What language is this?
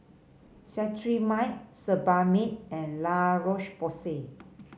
English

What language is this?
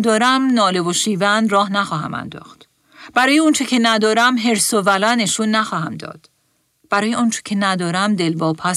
Persian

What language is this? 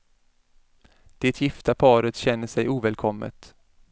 Swedish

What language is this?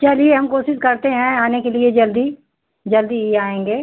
Hindi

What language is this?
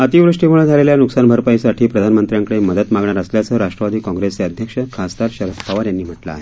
Marathi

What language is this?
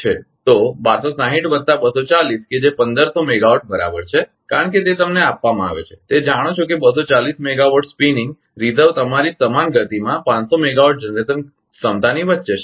Gujarati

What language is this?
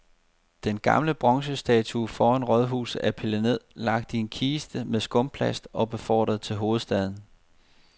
Danish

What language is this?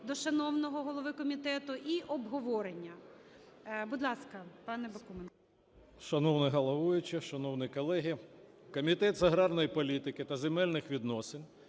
Ukrainian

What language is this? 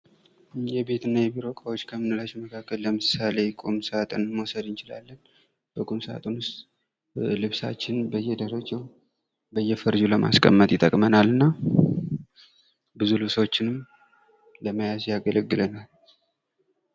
Amharic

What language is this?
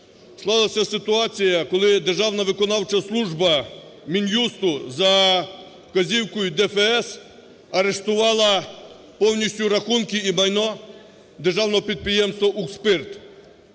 Ukrainian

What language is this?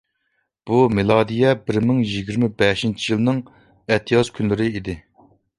Uyghur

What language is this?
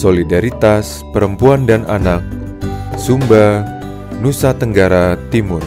Indonesian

